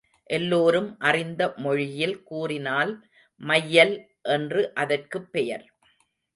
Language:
Tamil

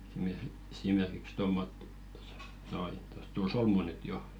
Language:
Finnish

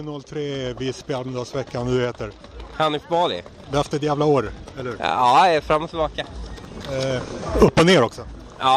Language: Swedish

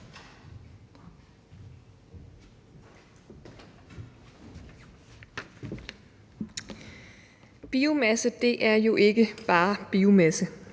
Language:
Danish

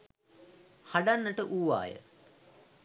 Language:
Sinhala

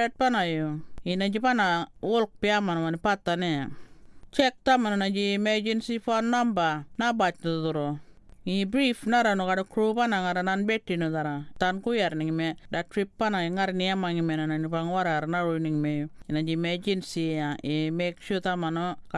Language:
Korean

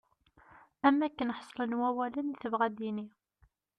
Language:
Kabyle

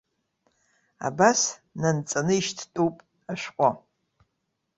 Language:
Abkhazian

